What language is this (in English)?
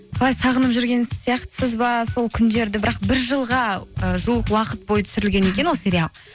Kazakh